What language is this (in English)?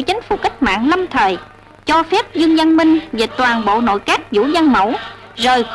Vietnamese